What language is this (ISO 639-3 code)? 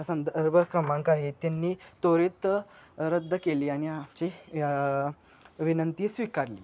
mar